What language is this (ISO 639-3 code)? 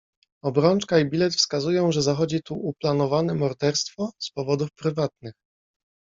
pol